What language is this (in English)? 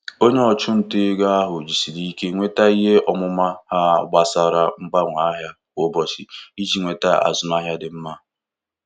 Igbo